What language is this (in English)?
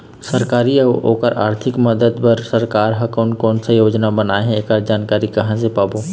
Chhattisgarhi